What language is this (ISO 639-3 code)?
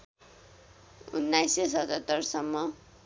nep